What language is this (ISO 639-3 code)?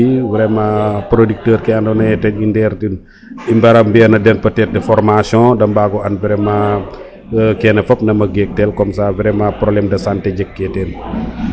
srr